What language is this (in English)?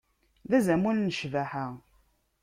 Kabyle